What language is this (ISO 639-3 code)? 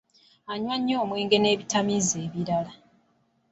lug